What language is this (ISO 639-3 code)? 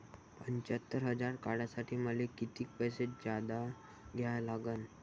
mar